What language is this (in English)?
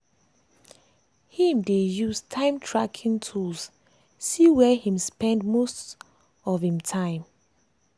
Nigerian Pidgin